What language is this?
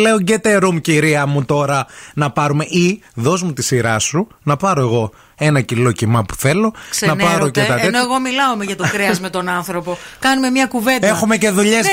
Greek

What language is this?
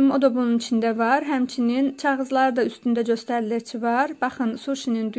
Turkish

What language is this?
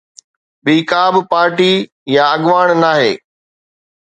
Sindhi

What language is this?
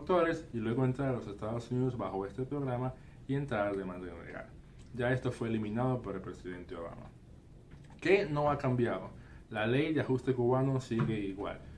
Spanish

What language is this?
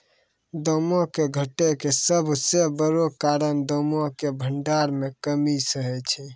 Maithili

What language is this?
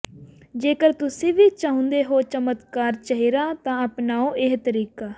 Punjabi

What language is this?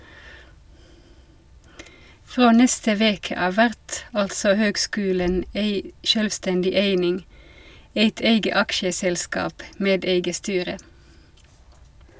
Norwegian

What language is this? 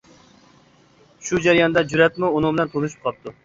Uyghur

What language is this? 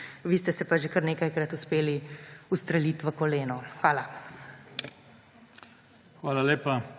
Slovenian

